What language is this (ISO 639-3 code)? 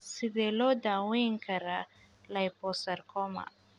som